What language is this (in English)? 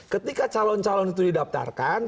Indonesian